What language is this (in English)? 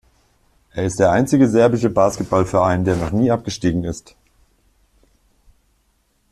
German